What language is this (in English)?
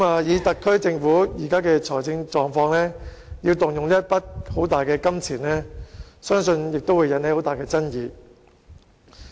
Cantonese